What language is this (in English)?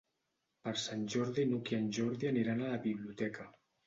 Catalan